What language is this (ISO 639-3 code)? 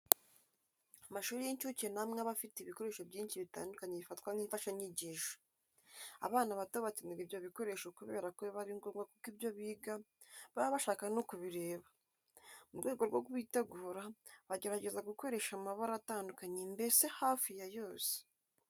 kin